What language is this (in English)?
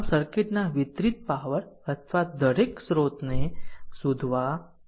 Gujarati